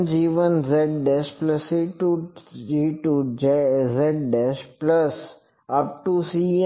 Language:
Gujarati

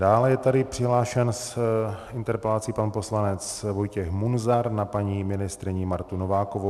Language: Czech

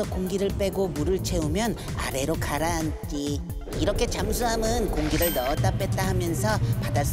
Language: Korean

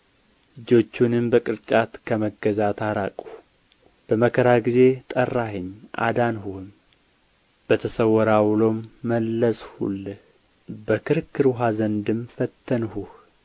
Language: Amharic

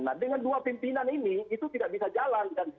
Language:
Indonesian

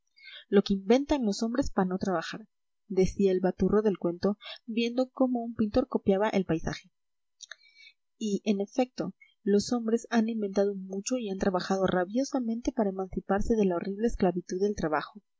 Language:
Spanish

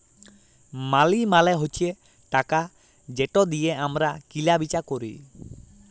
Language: Bangla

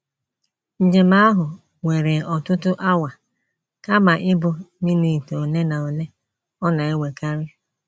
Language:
Igbo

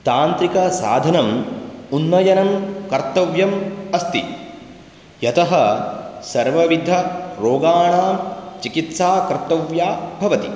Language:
Sanskrit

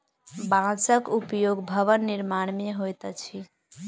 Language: Maithili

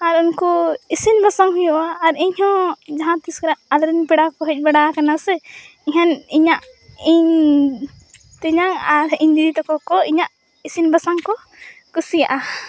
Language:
Santali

